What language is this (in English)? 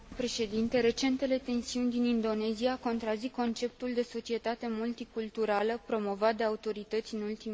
Romanian